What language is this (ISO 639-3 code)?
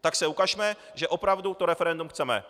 ces